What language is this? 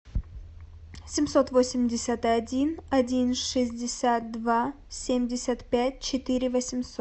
Russian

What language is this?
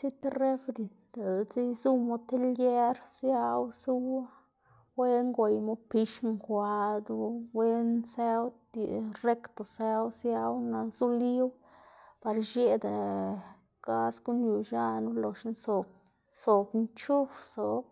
Xanaguía Zapotec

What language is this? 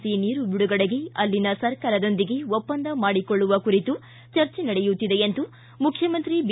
Kannada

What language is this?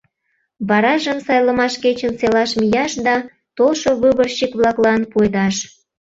Mari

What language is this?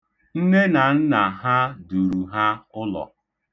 Igbo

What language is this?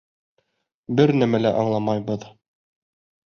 Bashkir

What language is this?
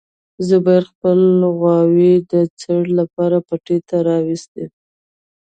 Pashto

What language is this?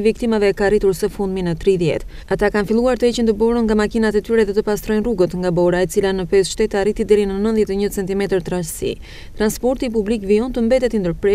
Romanian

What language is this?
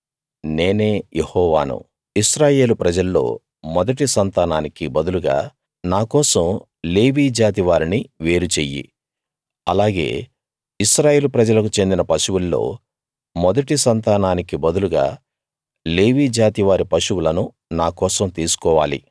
Telugu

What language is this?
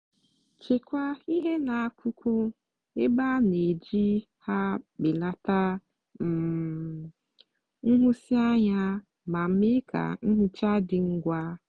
Igbo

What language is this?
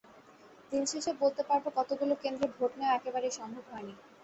Bangla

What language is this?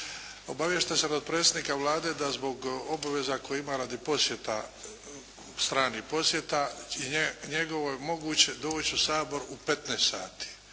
Croatian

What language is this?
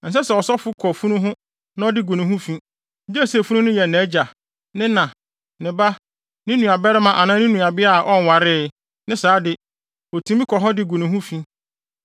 Akan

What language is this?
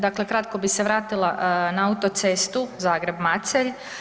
Croatian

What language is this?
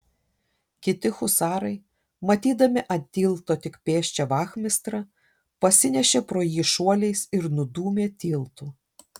Lithuanian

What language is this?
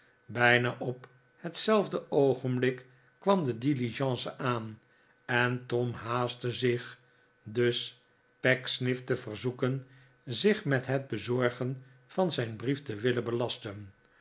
Dutch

